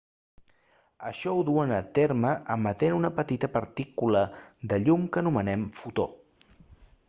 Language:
Catalan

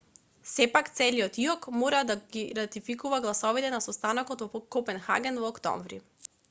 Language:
Macedonian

